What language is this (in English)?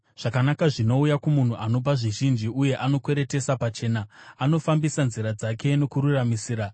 Shona